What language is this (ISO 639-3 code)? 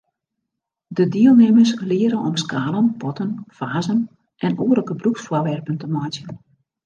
fry